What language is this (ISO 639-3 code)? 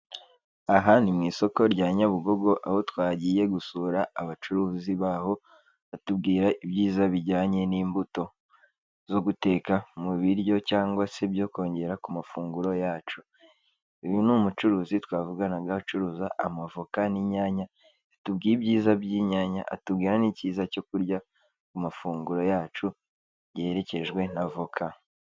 kin